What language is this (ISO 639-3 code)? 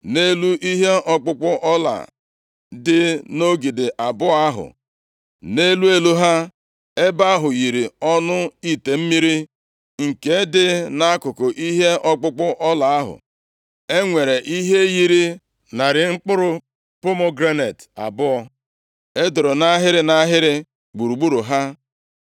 ibo